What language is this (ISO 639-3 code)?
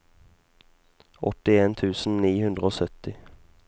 nor